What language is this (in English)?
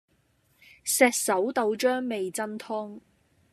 Cantonese